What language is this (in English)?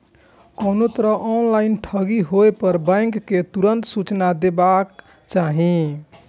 Maithili